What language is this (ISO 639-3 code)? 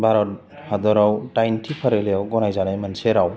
brx